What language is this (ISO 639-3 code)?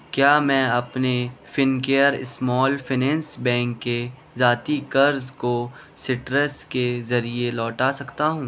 urd